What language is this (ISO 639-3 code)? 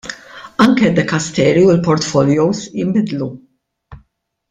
mlt